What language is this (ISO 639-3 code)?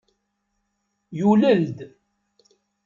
kab